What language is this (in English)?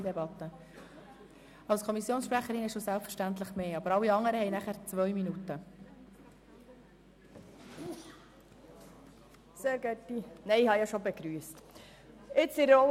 Swiss German